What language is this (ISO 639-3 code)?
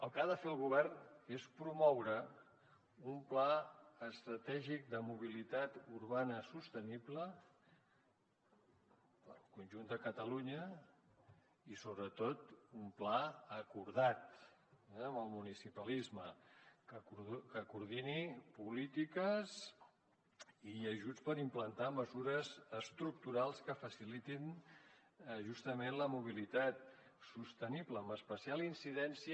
cat